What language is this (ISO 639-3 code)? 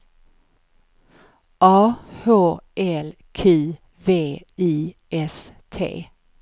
swe